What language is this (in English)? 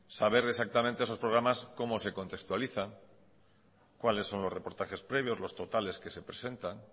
Spanish